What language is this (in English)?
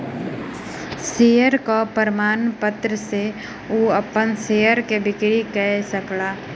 Maithili